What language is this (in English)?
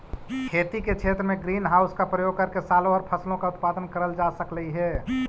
Magahi